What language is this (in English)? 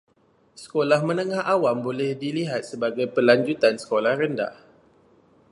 Malay